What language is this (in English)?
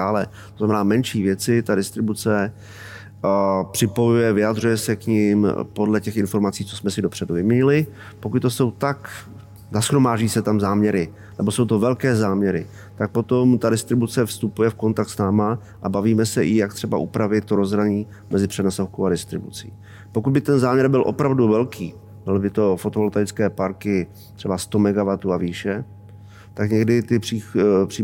Czech